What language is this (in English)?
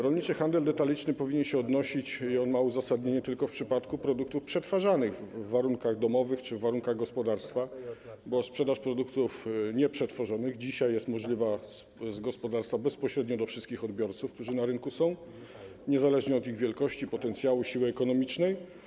Polish